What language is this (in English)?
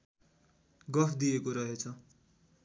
Nepali